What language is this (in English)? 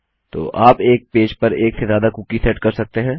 Hindi